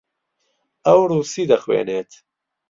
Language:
Central Kurdish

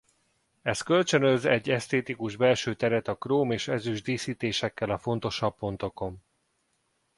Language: Hungarian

